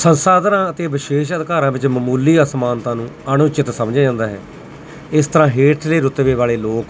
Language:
Punjabi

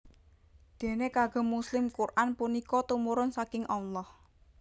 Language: Javanese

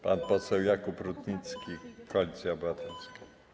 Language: Polish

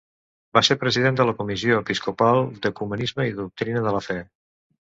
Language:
Catalan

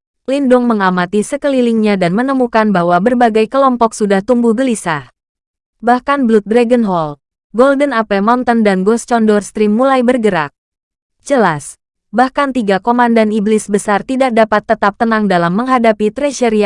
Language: Indonesian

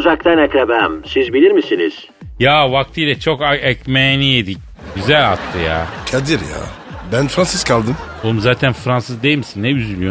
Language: Turkish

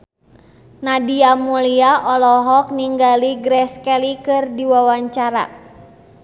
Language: Sundanese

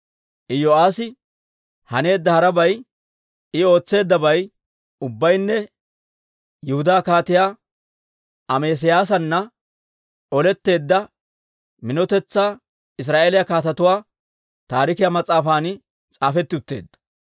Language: Dawro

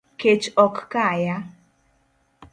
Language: Luo (Kenya and Tanzania)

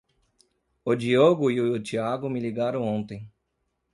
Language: Portuguese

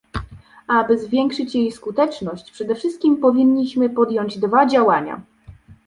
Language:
Polish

